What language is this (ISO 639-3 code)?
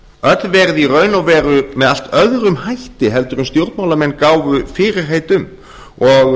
isl